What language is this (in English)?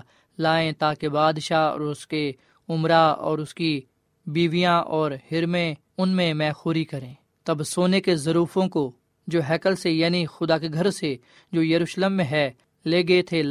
Urdu